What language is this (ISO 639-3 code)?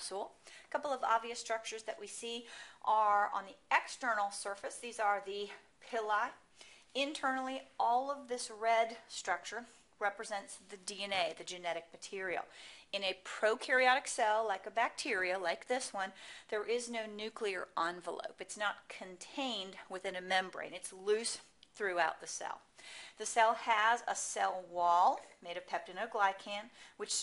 eng